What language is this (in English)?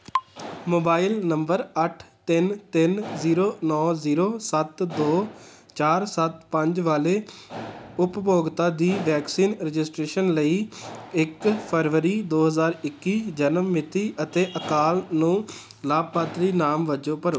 Punjabi